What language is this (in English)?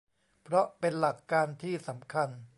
Thai